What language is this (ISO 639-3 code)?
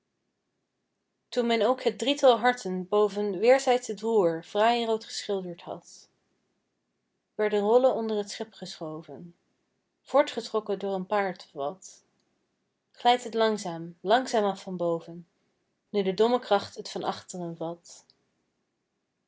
nld